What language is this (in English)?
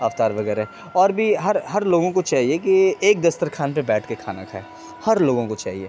Urdu